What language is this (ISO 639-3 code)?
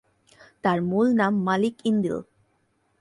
ben